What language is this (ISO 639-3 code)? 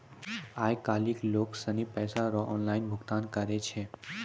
mai